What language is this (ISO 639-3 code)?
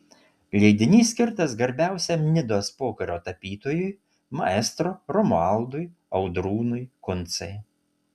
lit